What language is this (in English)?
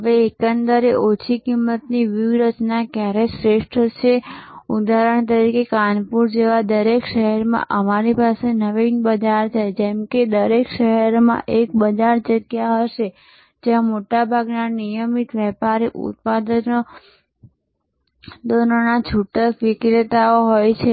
Gujarati